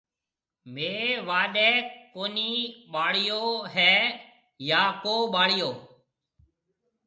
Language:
Marwari (Pakistan)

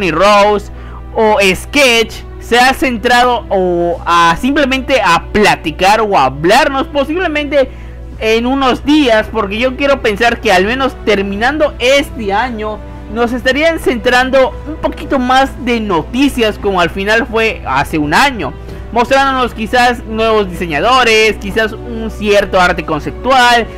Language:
Spanish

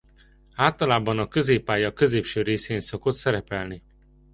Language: Hungarian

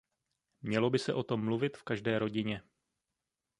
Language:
Czech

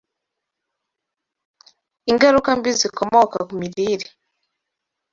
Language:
Kinyarwanda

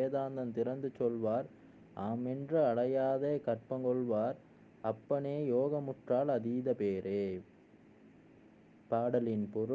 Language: Tamil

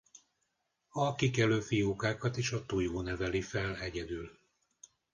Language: Hungarian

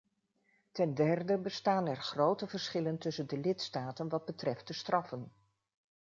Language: Dutch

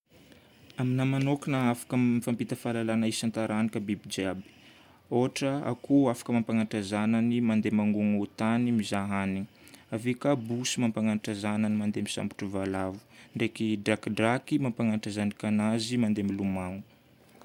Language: Northern Betsimisaraka Malagasy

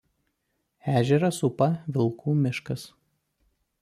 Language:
Lithuanian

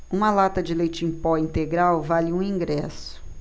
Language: Portuguese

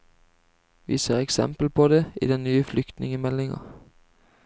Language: Norwegian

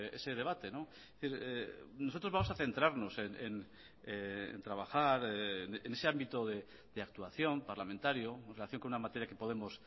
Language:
Spanish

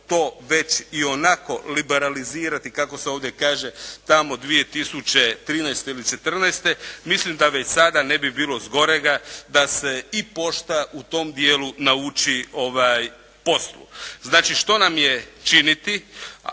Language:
Croatian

